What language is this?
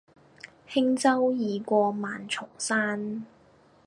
Cantonese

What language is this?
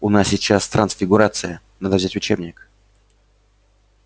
Russian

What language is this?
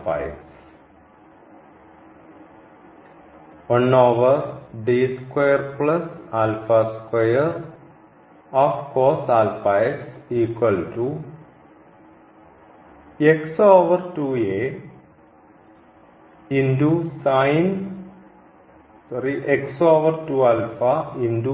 Malayalam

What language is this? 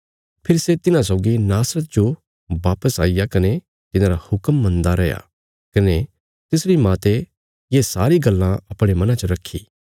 Bilaspuri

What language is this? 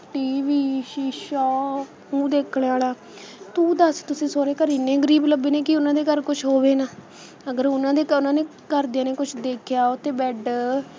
Punjabi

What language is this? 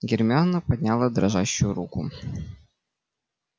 Russian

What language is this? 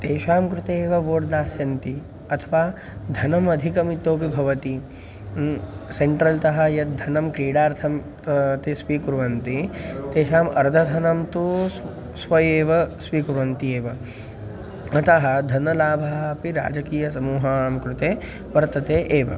Sanskrit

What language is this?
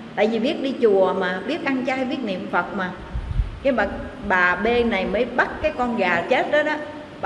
Vietnamese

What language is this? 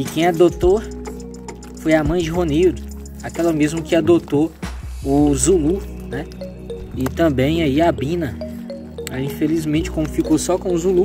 Portuguese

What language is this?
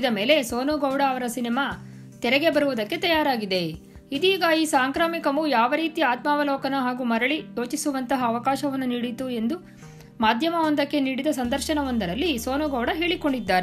Kannada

